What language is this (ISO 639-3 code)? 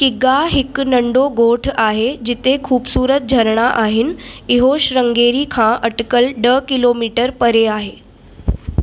snd